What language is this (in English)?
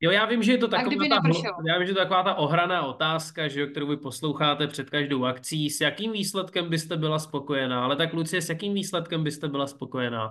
Czech